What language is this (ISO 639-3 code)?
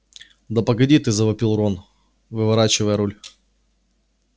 rus